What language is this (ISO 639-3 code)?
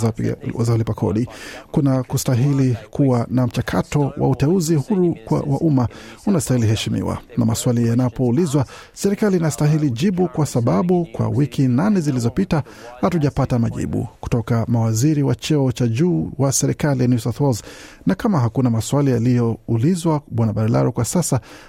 swa